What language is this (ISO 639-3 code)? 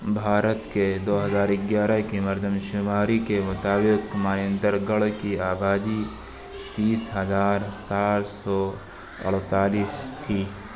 urd